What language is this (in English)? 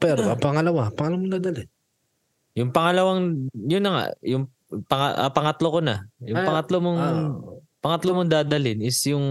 Filipino